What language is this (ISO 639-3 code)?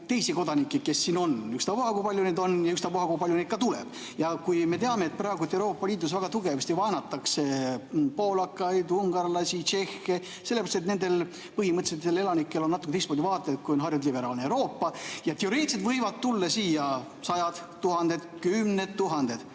est